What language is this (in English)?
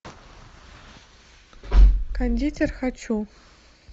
Russian